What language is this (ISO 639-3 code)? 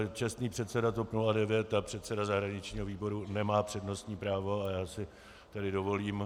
ces